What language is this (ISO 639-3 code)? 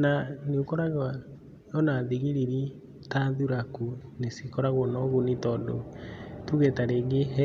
kik